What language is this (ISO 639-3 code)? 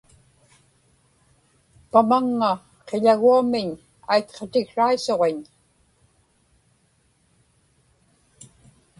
ipk